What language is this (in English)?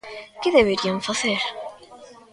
Galician